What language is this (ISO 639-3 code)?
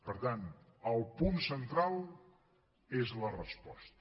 cat